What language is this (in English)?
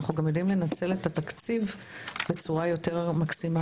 Hebrew